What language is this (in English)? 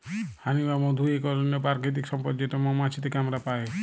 Bangla